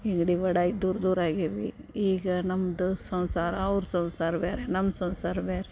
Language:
Kannada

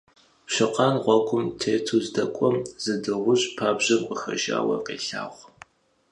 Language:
Kabardian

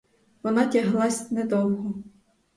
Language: Ukrainian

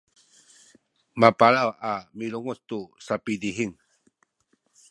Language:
Sakizaya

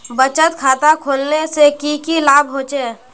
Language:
Magahi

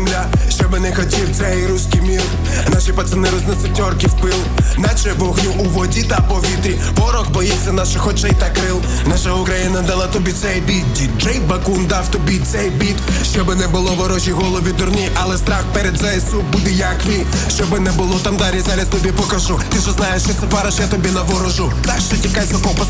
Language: Ukrainian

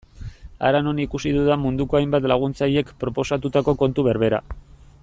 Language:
Basque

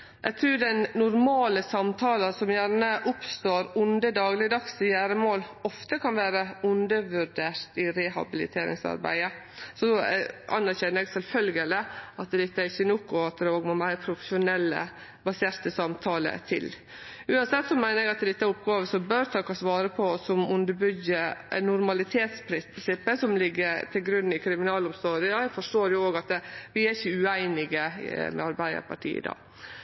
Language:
Norwegian Nynorsk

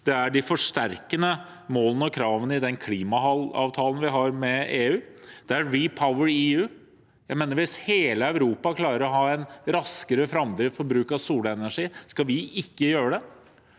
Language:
Norwegian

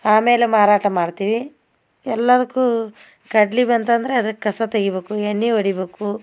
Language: Kannada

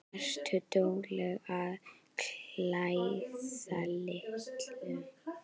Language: Icelandic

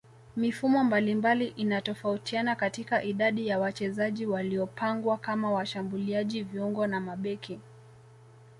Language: Swahili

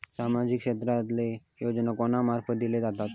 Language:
Marathi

